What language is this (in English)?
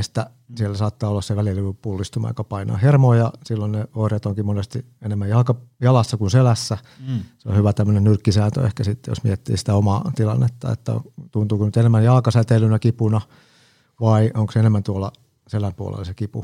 Finnish